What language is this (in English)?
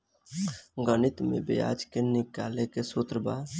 Bhojpuri